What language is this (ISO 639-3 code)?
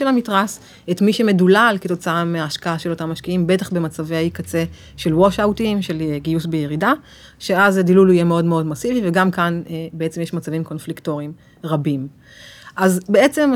heb